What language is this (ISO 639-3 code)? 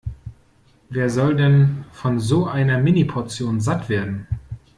deu